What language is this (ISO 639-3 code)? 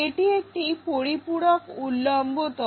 ben